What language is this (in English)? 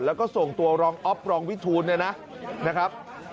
Thai